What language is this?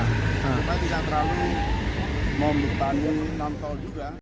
Indonesian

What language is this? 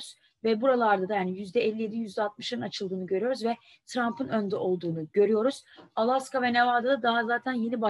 Turkish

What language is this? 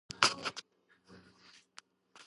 Georgian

